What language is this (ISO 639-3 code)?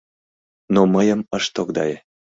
chm